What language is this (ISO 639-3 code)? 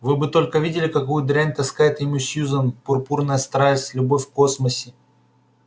rus